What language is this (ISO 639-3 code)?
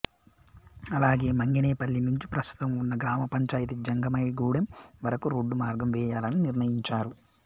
tel